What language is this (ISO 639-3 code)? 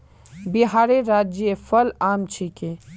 mag